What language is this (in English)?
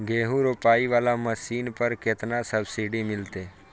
Maithili